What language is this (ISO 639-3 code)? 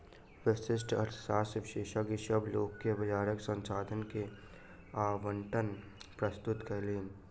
mai